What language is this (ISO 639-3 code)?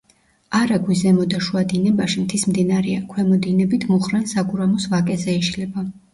kat